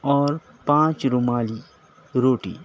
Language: Urdu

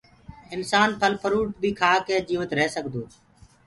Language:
Gurgula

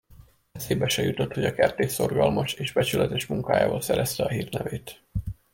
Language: Hungarian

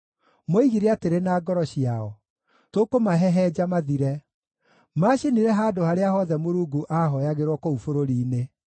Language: Kikuyu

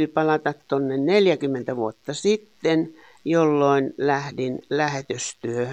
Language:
Finnish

